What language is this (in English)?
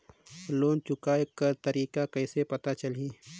Chhattisgarhi